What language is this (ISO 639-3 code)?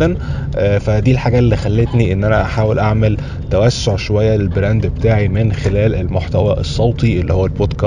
ara